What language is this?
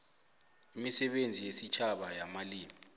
South Ndebele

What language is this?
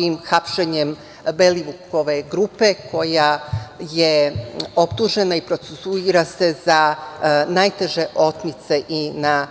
Serbian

